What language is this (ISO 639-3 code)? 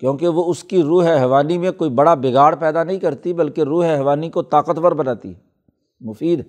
urd